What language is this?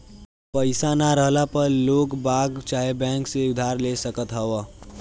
Bhojpuri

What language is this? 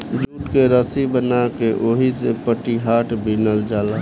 Bhojpuri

